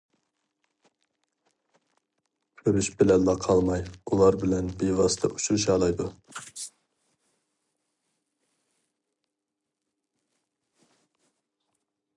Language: Uyghur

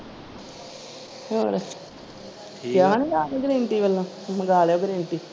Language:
Punjabi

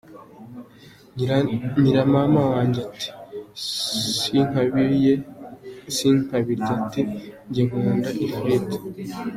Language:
Kinyarwanda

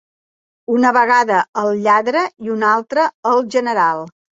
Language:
Catalan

